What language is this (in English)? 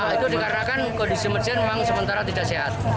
Indonesian